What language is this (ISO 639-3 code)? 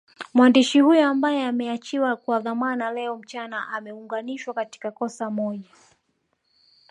swa